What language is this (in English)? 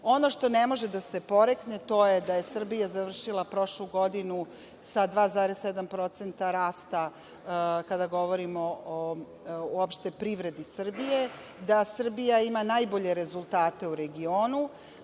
Serbian